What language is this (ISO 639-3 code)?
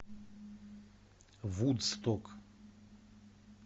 rus